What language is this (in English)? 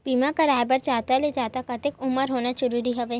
Chhattisgarhi